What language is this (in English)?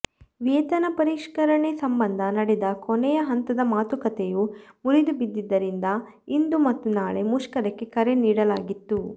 Kannada